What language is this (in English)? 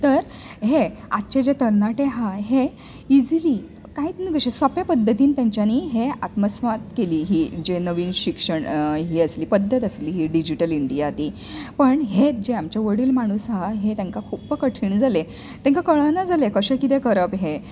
Konkani